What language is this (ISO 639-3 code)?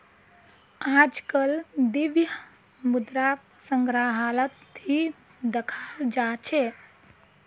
mag